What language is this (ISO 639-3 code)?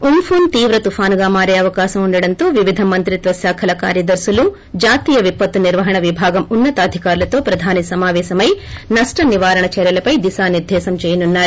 tel